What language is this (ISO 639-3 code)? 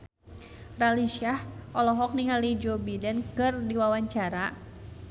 sun